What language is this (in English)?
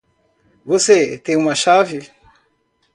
Portuguese